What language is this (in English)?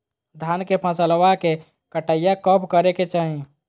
Magahi